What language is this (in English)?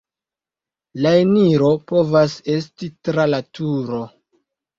Esperanto